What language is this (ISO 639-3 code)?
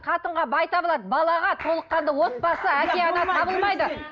kaz